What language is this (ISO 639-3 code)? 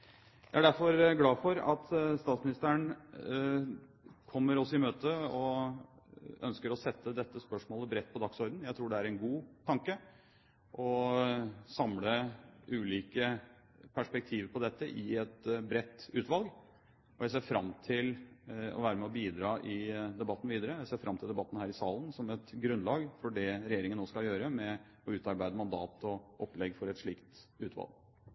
nob